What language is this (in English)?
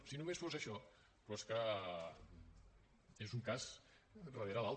Catalan